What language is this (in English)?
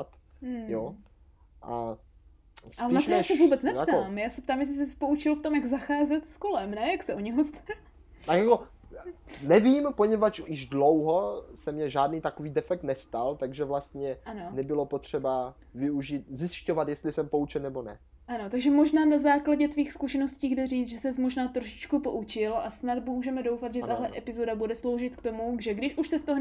Czech